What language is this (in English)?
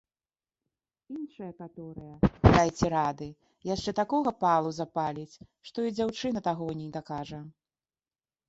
Belarusian